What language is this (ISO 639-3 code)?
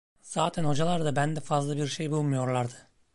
tur